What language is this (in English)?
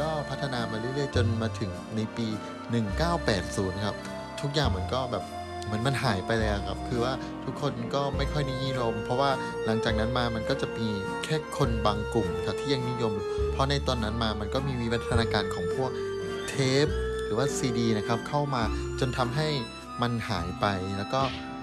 Thai